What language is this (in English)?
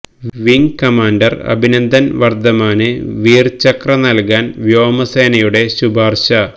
Malayalam